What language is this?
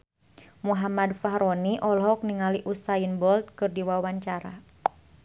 Sundanese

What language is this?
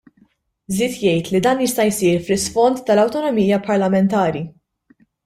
Maltese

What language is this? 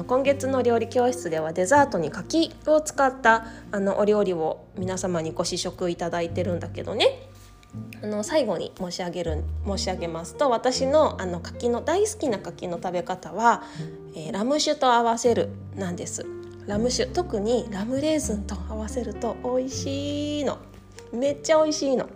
Japanese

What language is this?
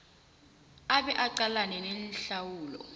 South Ndebele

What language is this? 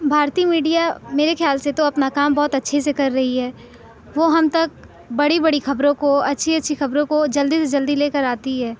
Urdu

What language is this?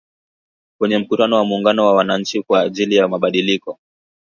Swahili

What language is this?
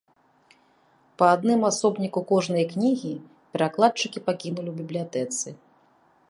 Belarusian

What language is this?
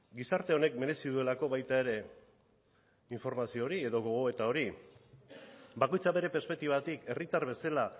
Basque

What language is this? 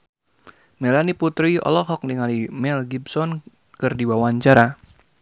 Sundanese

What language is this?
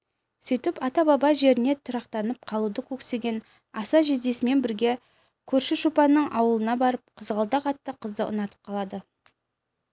Kazakh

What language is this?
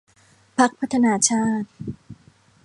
Thai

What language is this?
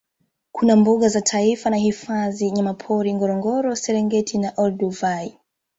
Swahili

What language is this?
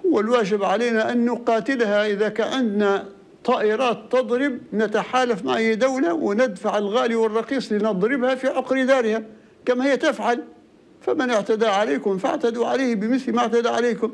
Arabic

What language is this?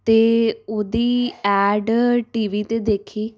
Punjabi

